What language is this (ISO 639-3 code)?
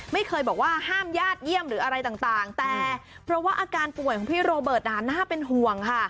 tha